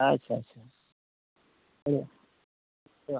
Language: Santali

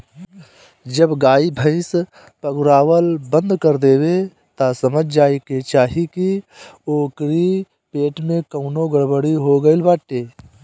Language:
Bhojpuri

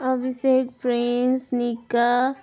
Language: Nepali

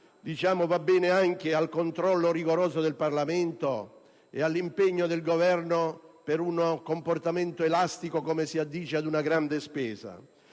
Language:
Italian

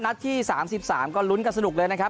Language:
Thai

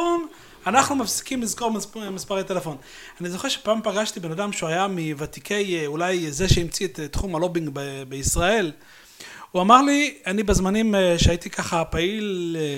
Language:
Hebrew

